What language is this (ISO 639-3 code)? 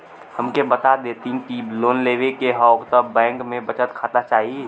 bho